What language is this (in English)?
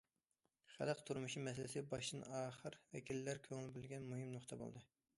Uyghur